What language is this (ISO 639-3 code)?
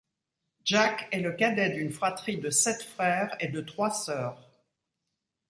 fra